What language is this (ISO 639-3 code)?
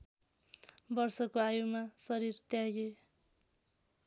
nep